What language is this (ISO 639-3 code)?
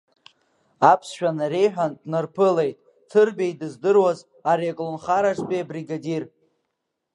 abk